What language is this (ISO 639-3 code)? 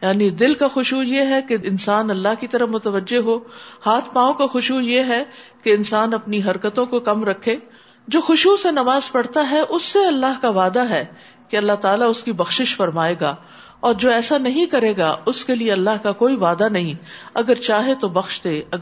urd